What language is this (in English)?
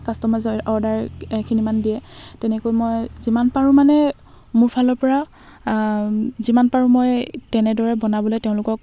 Assamese